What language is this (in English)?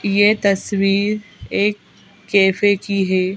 Hindi